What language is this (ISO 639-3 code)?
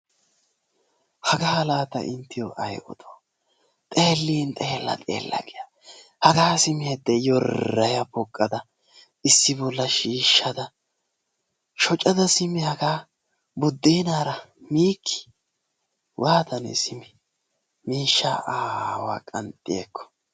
wal